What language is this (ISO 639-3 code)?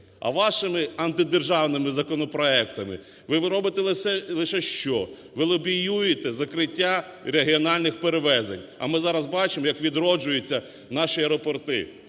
ukr